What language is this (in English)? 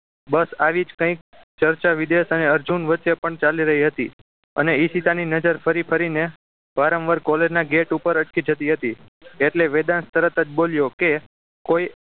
Gujarati